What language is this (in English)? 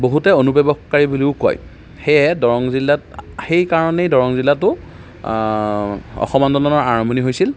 Assamese